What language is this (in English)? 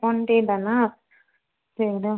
Tamil